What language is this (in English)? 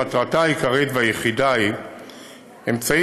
Hebrew